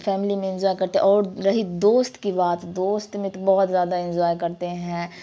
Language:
Urdu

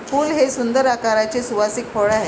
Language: Marathi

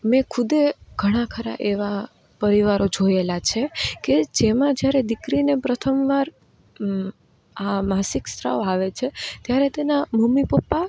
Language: Gujarati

